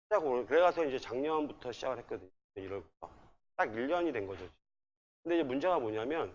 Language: Korean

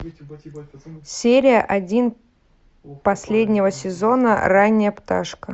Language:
Russian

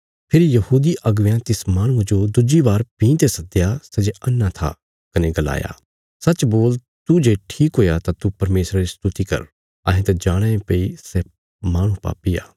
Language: Bilaspuri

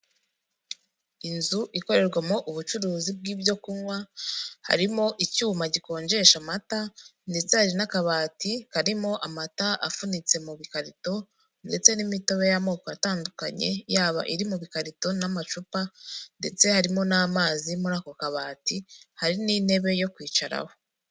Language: Kinyarwanda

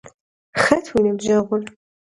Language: Kabardian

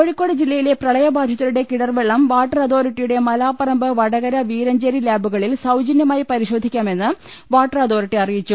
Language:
Malayalam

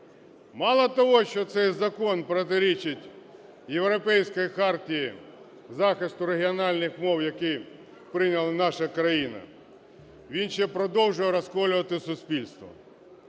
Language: Ukrainian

